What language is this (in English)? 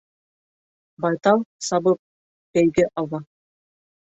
Bashkir